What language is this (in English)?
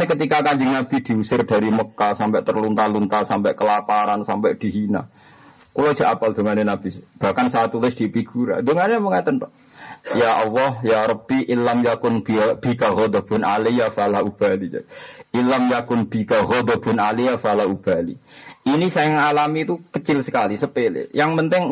Malay